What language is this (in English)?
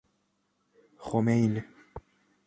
Persian